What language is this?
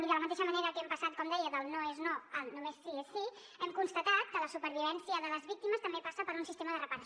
Catalan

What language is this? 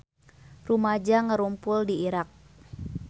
Sundanese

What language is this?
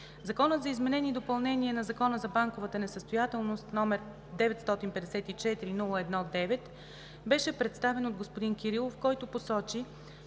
Bulgarian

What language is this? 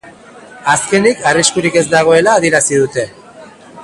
Basque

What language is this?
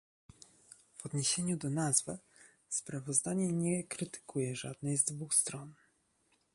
Polish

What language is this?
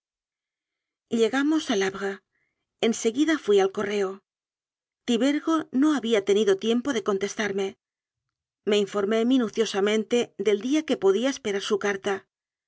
Spanish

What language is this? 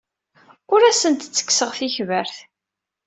Kabyle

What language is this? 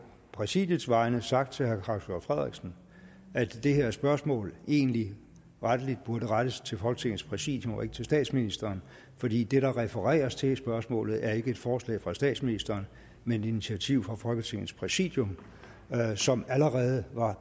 Danish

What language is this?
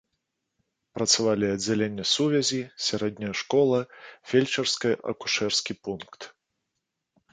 Belarusian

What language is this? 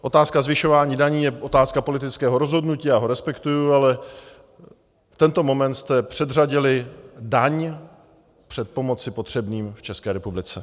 Czech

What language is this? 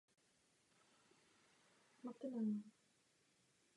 Czech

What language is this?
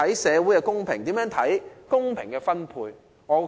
Cantonese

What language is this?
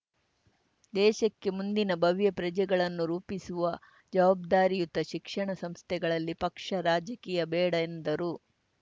Kannada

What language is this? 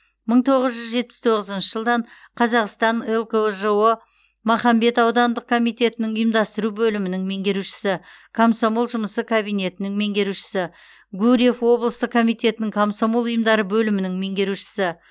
Kazakh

